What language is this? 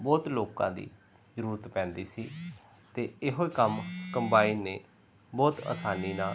Punjabi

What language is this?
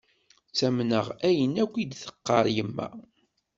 Kabyle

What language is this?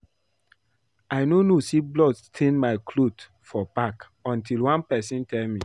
Nigerian Pidgin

